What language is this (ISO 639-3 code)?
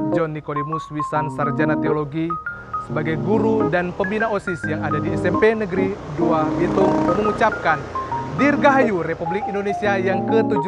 ind